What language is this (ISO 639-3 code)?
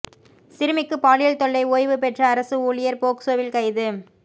tam